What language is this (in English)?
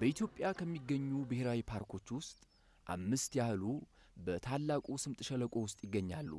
Amharic